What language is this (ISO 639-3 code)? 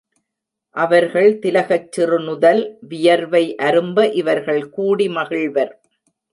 tam